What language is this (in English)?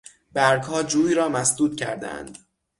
Persian